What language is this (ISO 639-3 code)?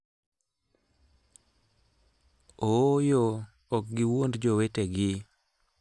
luo